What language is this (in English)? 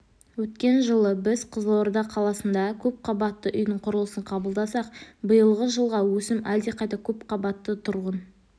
Kazakh